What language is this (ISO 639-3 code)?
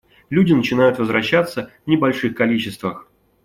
rus